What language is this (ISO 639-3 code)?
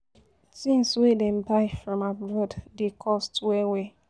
pcm